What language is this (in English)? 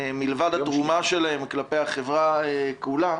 Hebrew